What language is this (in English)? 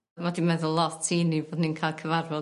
Welsh